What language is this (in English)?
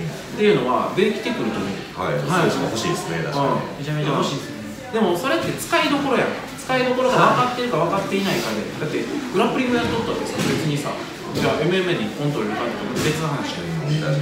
Japanese